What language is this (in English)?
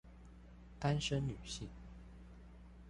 Chinese